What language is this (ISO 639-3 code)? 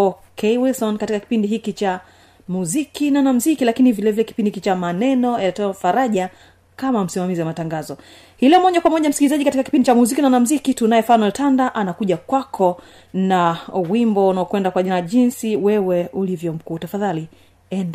swa